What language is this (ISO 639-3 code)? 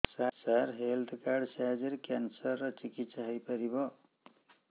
ori